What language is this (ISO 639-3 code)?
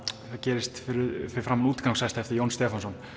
isl